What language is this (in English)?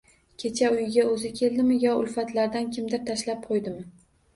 Uzbek